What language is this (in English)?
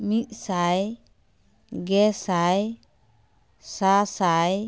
Santali